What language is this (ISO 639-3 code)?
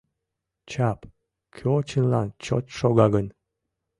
chm